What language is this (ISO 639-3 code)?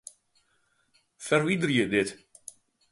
fry